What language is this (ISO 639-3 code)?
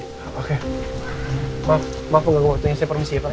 ind